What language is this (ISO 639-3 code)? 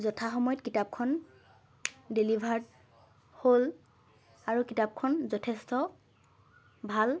asm